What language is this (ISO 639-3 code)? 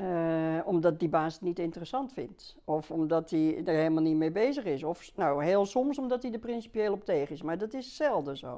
nld